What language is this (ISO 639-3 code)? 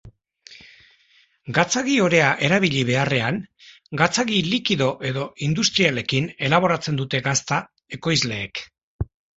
eus